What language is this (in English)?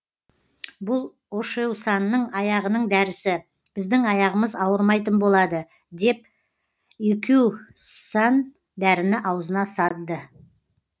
Kazakh